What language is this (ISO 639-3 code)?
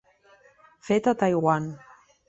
cat